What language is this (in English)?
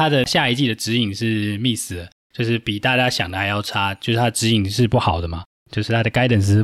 Chinese